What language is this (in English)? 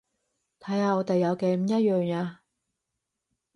Cantonese